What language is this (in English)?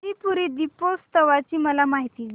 Marathi